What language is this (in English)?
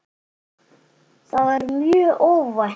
Icelandic